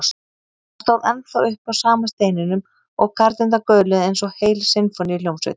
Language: Icelandic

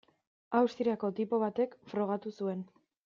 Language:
Basque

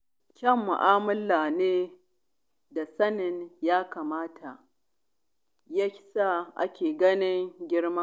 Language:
Hausa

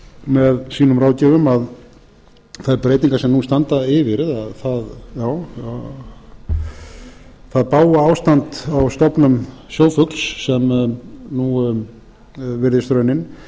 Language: Icelandic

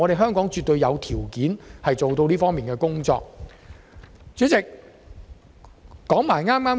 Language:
Cantonese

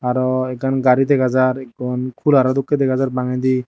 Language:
Chakma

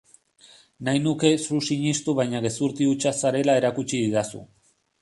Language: Basque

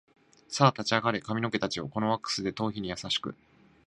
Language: Japanese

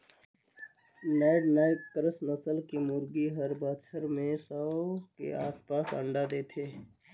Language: Chhattisgarhi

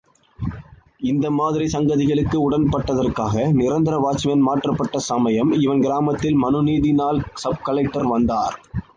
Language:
Tamil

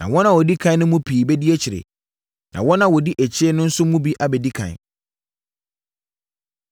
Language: Akan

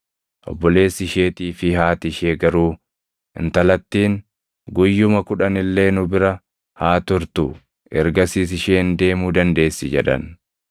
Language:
Oromo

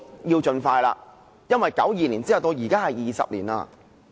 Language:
Cantonese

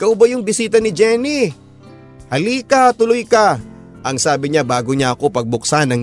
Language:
Filipino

